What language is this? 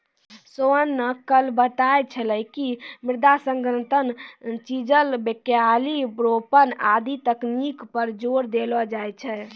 Maithili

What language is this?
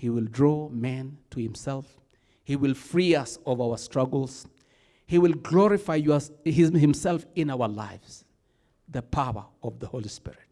English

